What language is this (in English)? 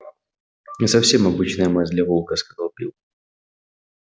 Russian